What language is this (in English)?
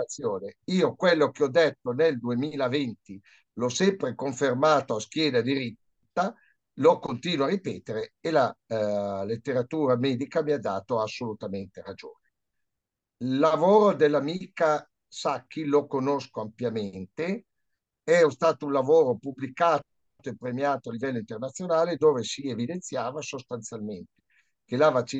Italian